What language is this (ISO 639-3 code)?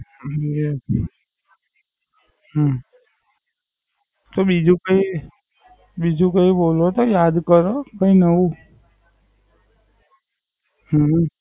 guj